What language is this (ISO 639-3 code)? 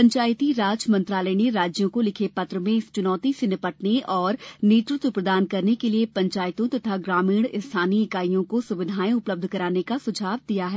hin